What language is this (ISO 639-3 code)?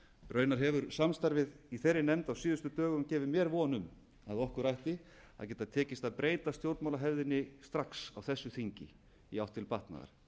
isl